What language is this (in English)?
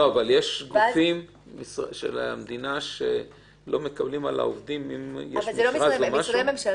Hebrew